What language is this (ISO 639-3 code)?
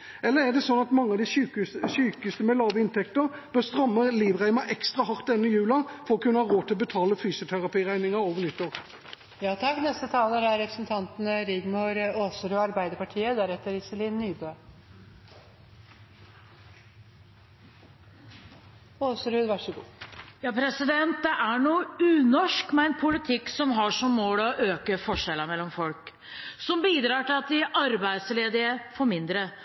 nob